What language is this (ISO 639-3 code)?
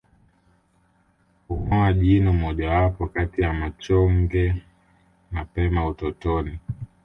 swa